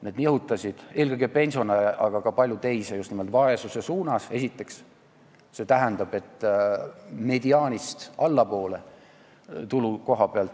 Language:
Estonian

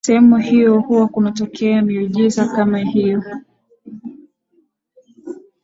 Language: Swahili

